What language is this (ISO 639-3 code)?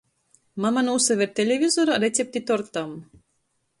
ltg